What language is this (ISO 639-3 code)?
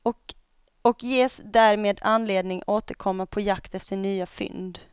swe